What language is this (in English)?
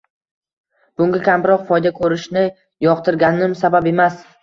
Uzbek